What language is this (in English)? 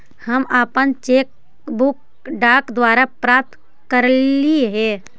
Magahi